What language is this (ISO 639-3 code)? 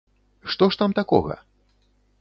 bel